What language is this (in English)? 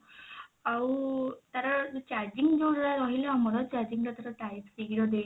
Odia